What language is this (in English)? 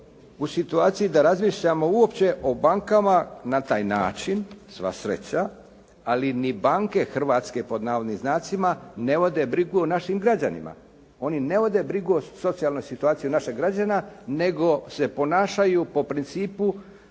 Croatian